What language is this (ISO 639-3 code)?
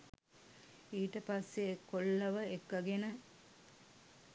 sin